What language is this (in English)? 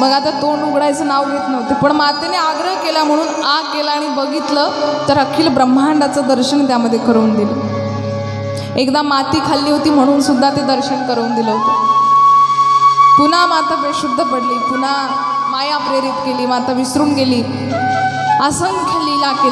Hindi